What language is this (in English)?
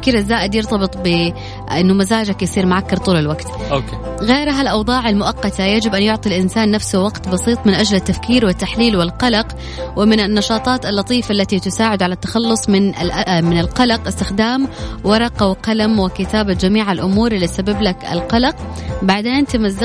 Arabic